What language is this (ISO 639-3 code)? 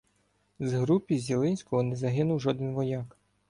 ukr